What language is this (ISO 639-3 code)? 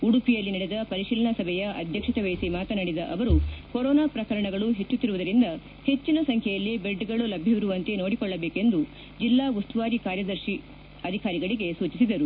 kan